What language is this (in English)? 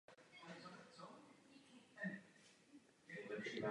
Czech